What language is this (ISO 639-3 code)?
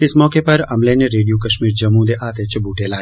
doi